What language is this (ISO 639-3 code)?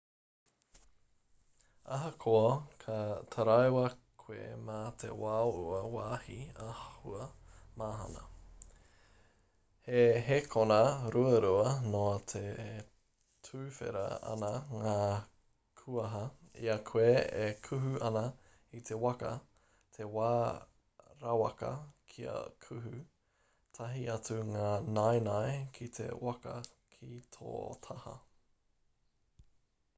mri